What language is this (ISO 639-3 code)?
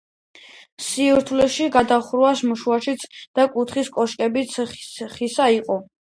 kat